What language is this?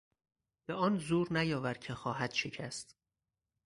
Persian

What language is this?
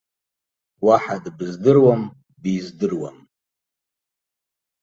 Abkhazian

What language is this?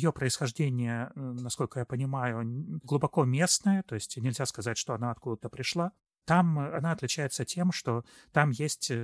Russian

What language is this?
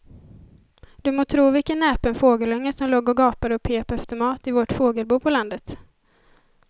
Swedish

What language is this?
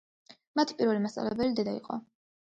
Georgian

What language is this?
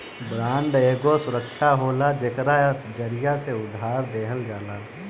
Bhojpuri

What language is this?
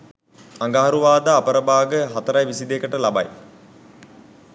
Sinhala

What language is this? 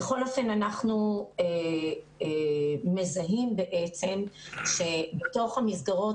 Hebrew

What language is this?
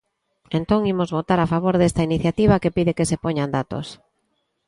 Galician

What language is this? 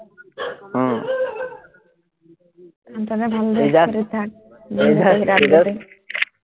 Assamese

